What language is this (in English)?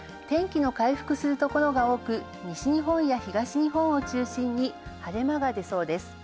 Japanese